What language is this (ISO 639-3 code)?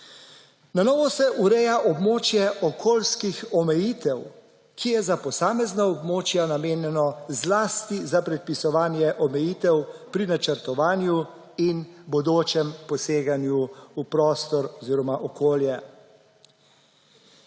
slv